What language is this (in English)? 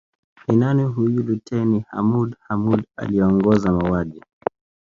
Swahili